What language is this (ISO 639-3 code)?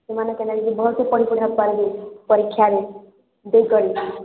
ori